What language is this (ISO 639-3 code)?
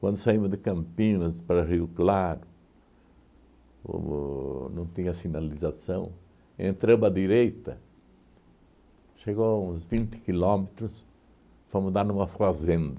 por